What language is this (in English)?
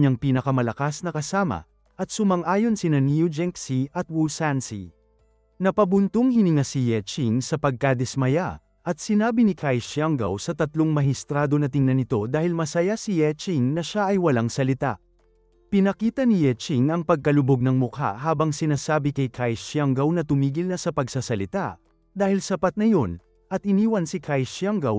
Filipino